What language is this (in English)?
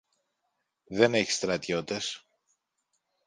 Greek